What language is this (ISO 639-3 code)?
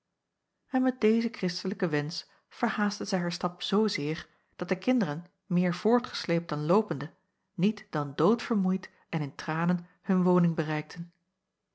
nld